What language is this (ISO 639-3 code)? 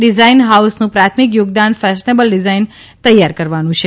guj